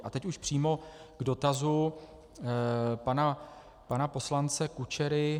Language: Czech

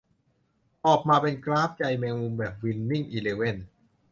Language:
Thai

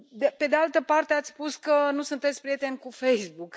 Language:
Romanian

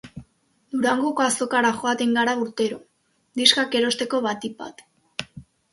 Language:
Basque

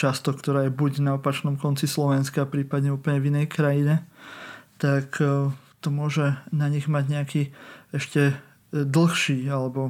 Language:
Slovak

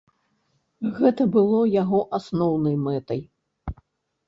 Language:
Belarusian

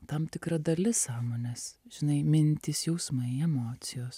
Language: Lithuanian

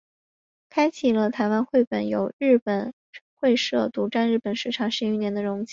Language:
Chinese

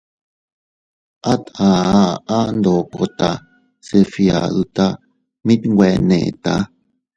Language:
Teutila Cuicatec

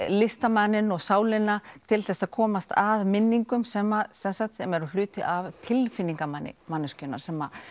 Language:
Icelandic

